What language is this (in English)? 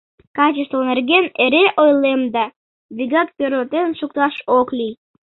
Mari